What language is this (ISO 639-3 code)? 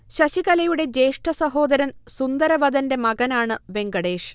mal